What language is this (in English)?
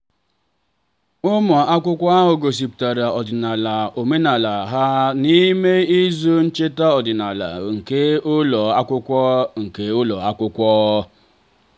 Igbo